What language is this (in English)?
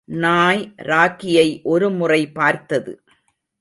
Tamil